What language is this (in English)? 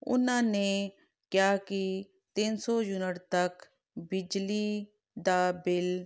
Punjabi